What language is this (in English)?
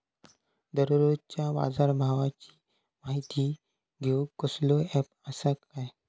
Marathi